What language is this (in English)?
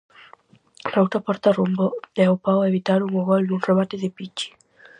Galician